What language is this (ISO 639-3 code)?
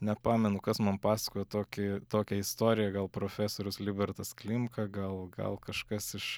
lit